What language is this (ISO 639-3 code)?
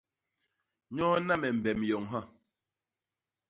bas